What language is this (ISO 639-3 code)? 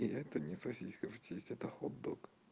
rus